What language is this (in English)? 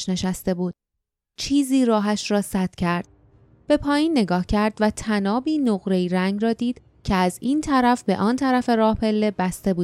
Persian